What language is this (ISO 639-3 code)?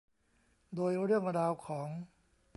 tha